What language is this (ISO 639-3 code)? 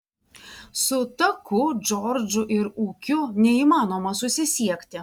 lit